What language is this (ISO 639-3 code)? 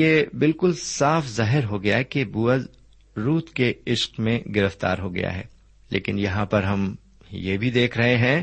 urd